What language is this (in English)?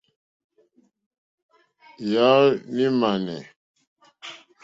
Mokpwe